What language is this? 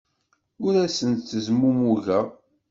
Kabyle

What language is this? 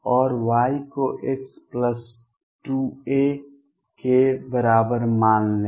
Hindi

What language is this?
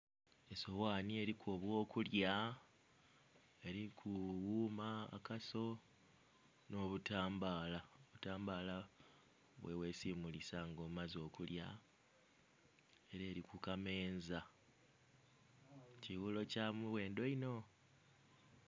Soga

